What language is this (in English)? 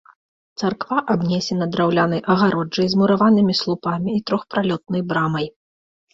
Belarusian